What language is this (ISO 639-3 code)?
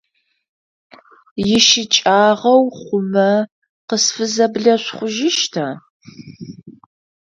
ady